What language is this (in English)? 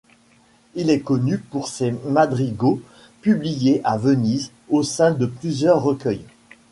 French